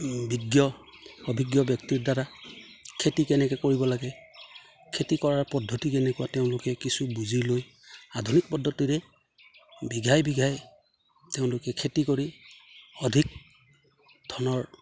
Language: Assamese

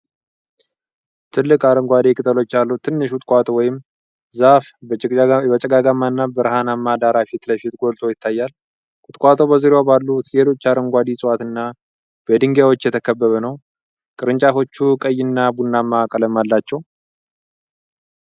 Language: Amharic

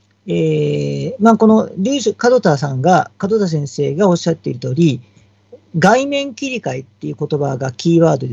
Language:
Japanese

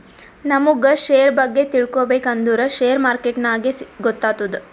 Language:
Kannada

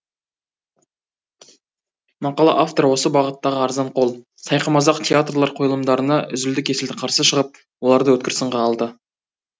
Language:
Kazakh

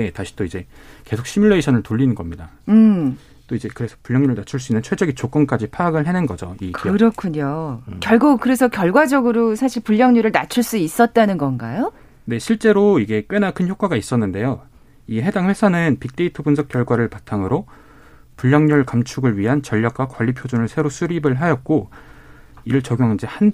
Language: Korean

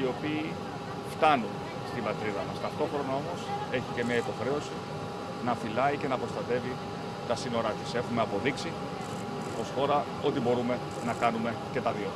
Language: Greek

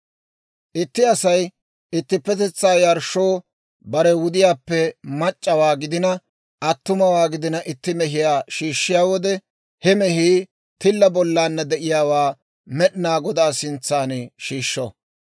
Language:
Dawro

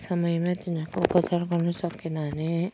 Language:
Nepali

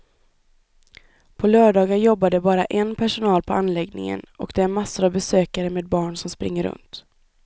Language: Swedish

